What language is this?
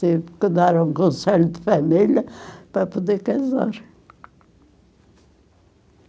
Portuguese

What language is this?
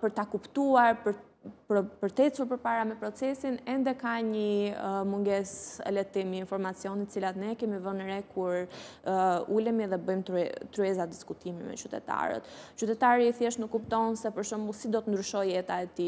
Romanian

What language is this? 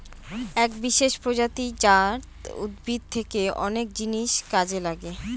Bangla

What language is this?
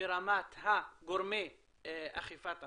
Hebrew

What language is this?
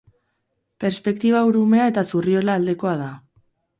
Basque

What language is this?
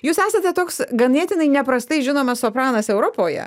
Lithuanian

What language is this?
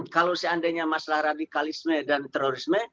Indonesian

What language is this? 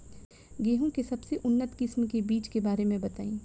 Bhojpuri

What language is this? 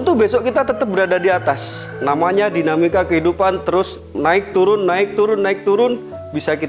Indonesian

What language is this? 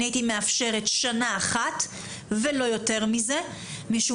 Hebrew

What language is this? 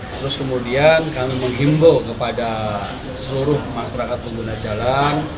Indonesian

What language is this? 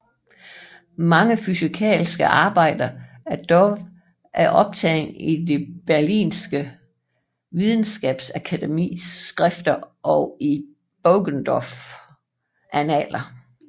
Danish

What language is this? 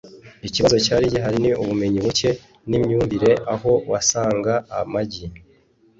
Kinyarwanda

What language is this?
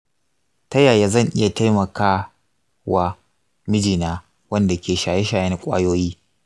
Hausa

